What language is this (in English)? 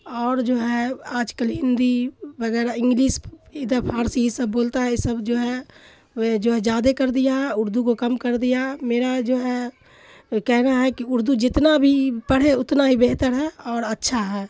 Urdu